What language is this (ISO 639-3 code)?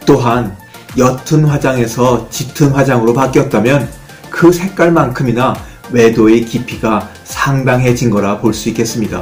kor